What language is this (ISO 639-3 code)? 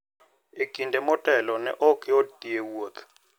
luo